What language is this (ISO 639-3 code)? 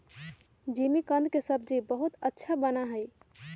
mag